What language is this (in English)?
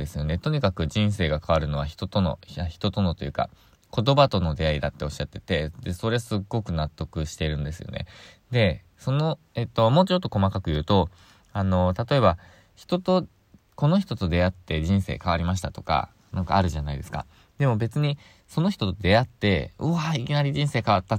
Japanese